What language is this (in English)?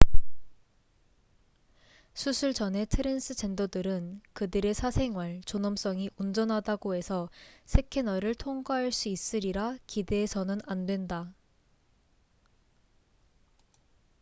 Korean